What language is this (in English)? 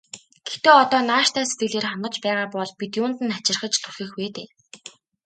Mongolian